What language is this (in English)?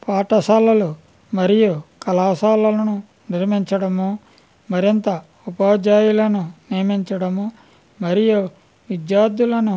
Telugu